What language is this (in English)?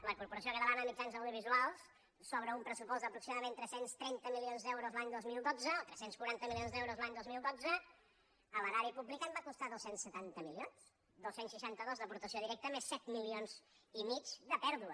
Catalan